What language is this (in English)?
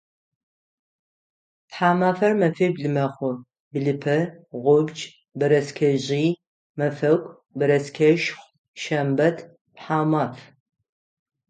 Adyghe